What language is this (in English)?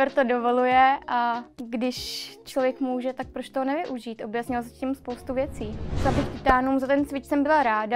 Czech